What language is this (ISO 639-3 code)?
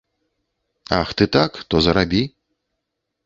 bel